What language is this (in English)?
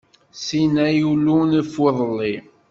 Kabyle